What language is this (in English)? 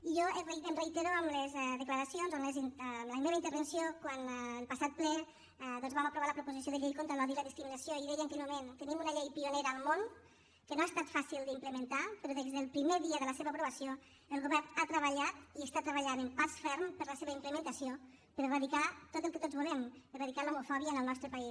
Catalan